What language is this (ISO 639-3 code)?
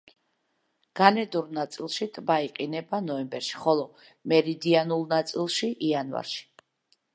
kat